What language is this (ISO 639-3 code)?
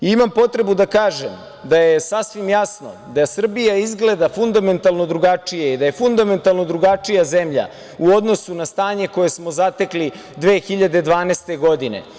srp